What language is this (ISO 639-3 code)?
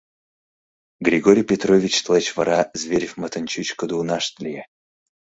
chm